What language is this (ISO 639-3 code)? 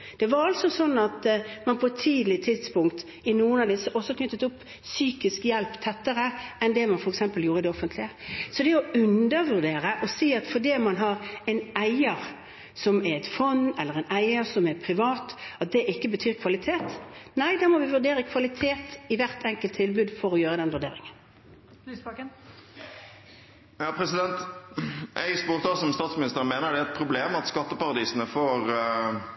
nor